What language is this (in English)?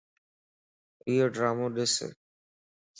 Lasi